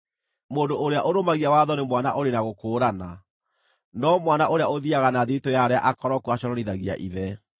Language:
Kikuyu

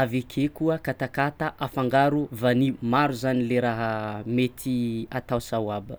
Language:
Tsimihety Malagasy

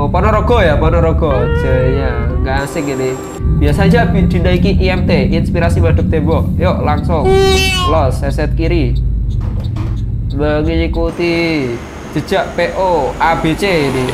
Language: Indonesian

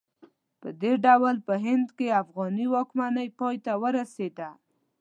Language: Pashto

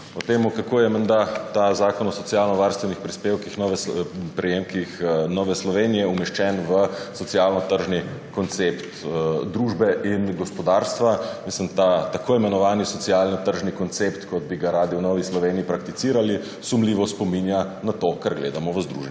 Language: Slovenian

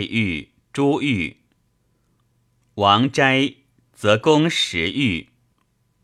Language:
Chinese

